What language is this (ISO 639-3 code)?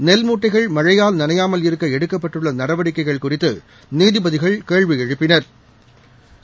tam